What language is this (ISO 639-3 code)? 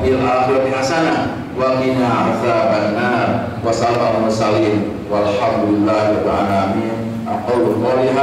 ind